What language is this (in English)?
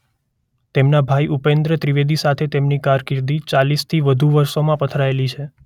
Gujarati